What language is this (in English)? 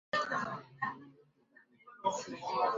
Chinese